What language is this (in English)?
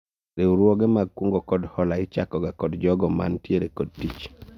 Luo (Kenya and Tanzania)